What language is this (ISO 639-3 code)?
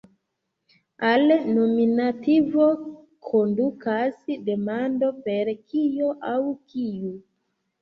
epo